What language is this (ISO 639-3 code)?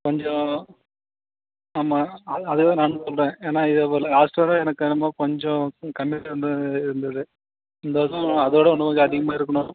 tam